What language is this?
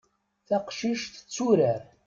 Kabyle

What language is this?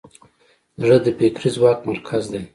Pashto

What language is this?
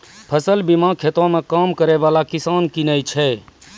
Maithili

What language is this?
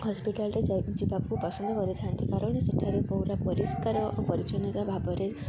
Odia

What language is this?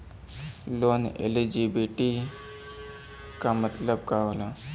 Bhojpuri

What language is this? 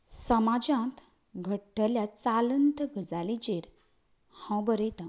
Konkani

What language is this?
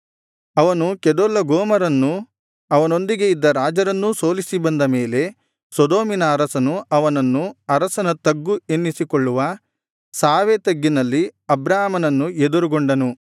Kannada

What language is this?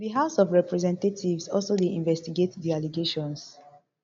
Nigerian Pidgin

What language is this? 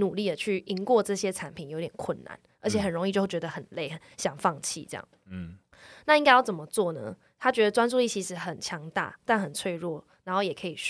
Chinese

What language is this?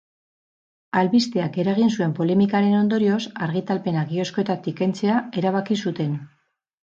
Basque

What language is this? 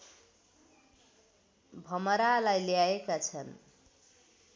Nepali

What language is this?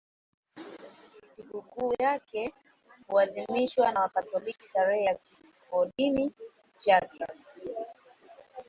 Swahili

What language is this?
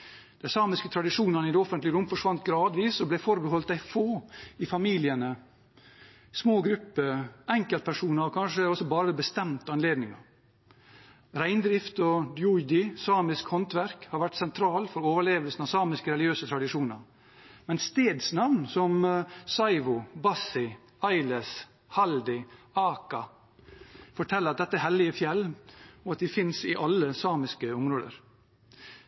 Norwegian Bokmål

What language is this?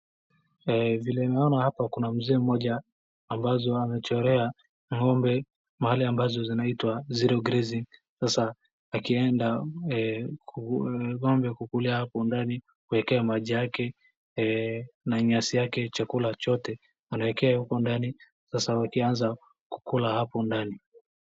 Swahili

